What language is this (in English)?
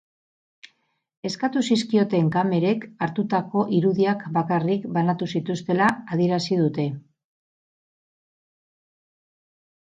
Basque